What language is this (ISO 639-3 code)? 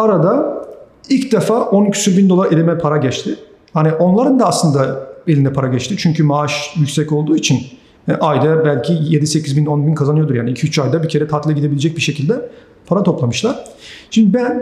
tur